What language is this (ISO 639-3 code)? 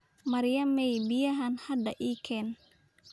som